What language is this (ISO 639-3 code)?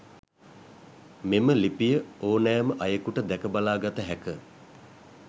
sin